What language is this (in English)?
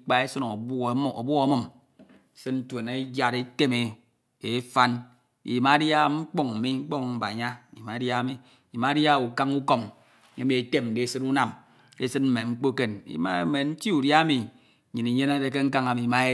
Ito